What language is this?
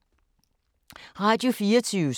Danish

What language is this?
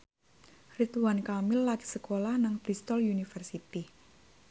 Javanese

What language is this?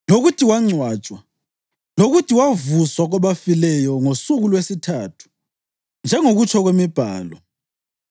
North Ndebele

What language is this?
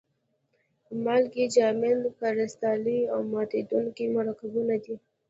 Pashto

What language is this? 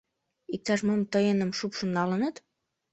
Mari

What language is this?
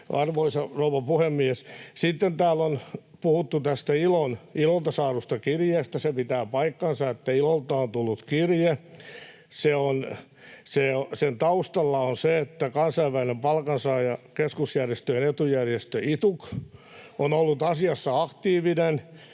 Finnish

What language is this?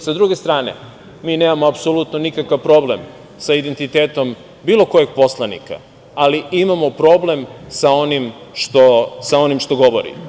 Serbian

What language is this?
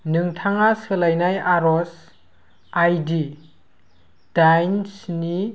Bodo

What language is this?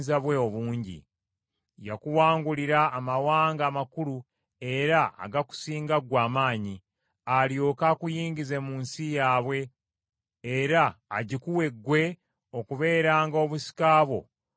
Ganda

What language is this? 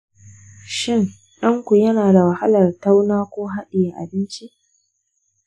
Hausa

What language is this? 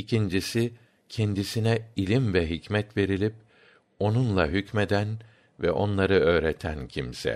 Turkish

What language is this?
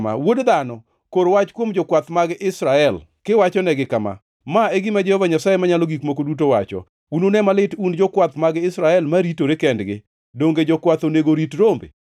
Luo (Kenya and Tanzania)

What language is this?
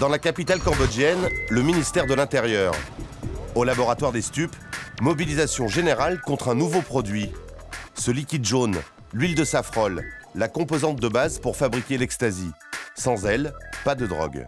French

